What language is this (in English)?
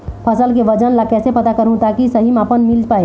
Chhattisgarhi